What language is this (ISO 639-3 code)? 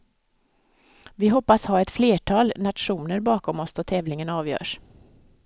swe